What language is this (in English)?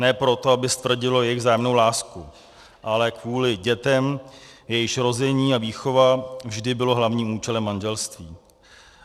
Czech